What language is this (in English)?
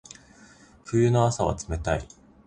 Japanese